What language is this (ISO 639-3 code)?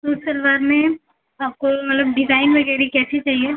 hin